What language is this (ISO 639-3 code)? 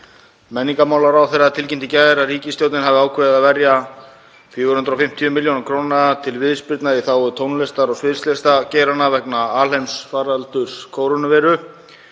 isl